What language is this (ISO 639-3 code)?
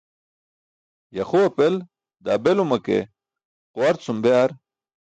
bsk